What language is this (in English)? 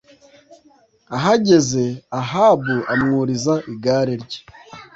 Kinyarwanda